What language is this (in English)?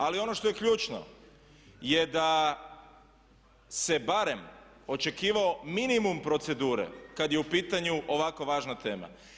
Croatian